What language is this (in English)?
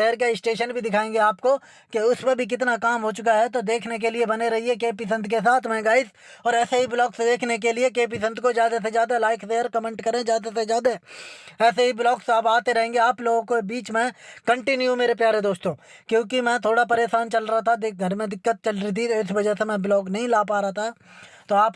Hindi